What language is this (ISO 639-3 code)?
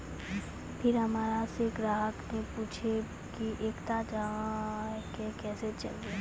mai